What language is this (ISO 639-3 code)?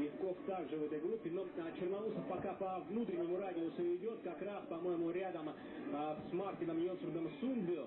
rus